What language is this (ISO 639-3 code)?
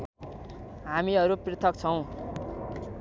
nep